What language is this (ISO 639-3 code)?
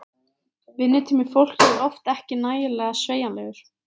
isl